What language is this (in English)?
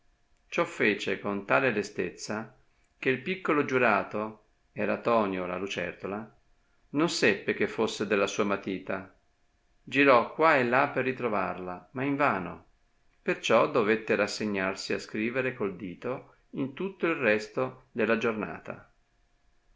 Italian